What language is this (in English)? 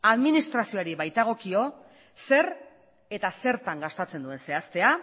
Basque